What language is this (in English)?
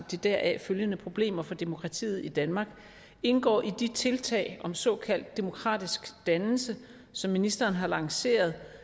Danish